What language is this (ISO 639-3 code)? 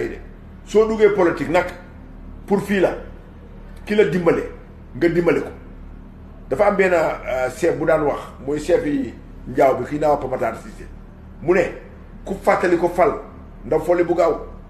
fra